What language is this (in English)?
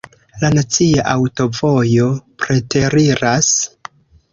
Esperanto